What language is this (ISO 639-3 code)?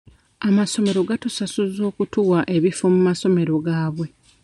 lug